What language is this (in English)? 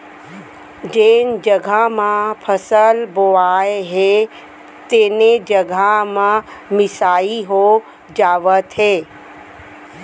Chhattisgarhi